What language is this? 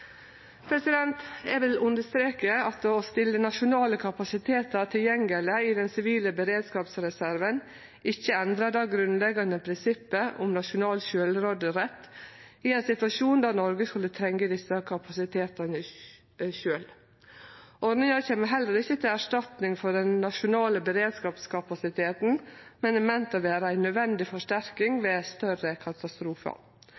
Norwegian Nynorsk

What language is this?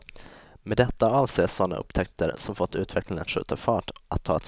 Swedish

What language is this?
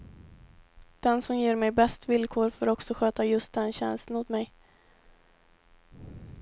Swedish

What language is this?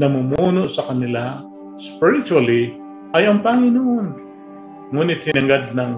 Filipino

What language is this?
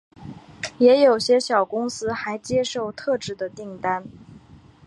Chinese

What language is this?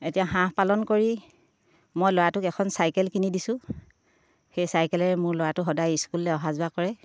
Assamese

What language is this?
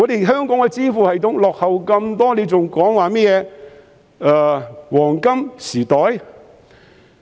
Cantonese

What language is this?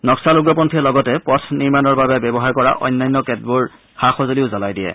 Assamese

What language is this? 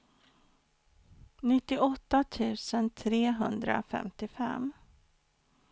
Swedish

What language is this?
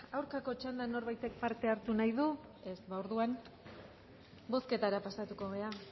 Basque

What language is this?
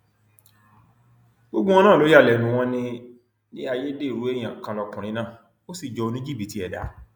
Yoruba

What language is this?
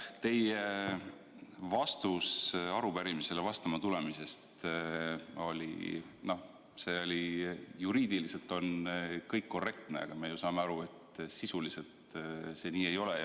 Estonian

